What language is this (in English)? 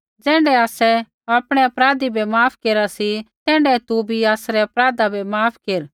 Kullu Pahari